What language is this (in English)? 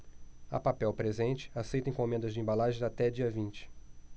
Portuguese